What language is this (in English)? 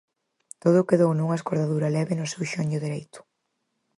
Galician